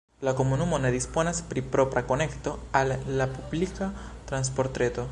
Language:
Esperanto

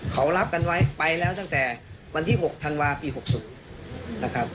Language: Thai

